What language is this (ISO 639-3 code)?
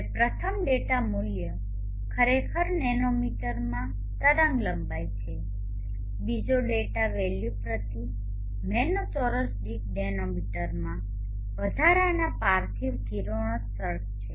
guj